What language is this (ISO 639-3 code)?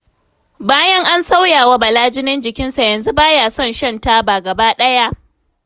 hau